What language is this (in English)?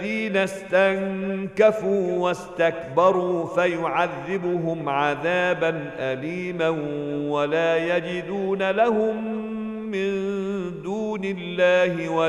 Arabic